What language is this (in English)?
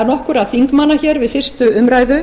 Icelandic